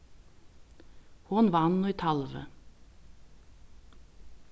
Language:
Faroese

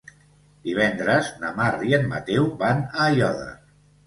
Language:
Catalan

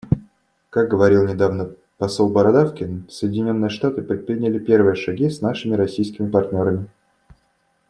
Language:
Russian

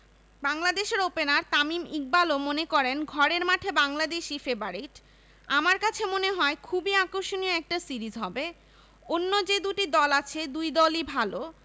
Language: Bangla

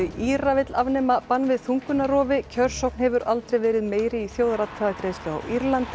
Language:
Icelandic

